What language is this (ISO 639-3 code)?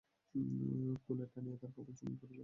ben